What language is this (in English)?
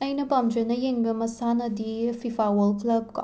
Manipuri